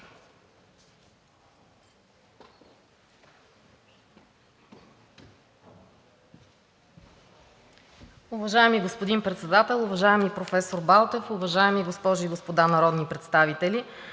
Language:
Bulgarian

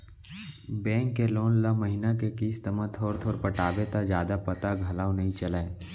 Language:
Chhattisgarhi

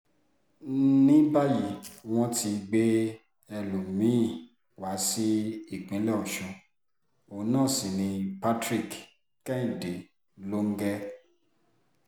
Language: Yoruba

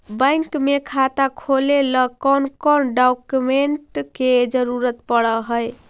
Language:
Magahi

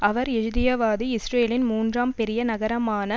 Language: Tamil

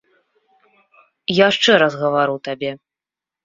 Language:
Belarusian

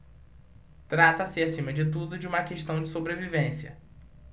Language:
Portuguese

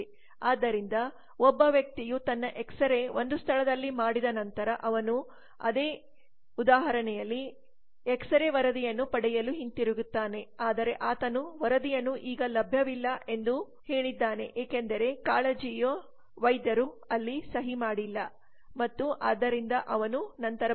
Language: Kannada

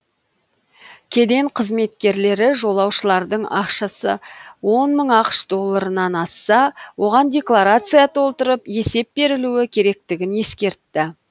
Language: Kazakh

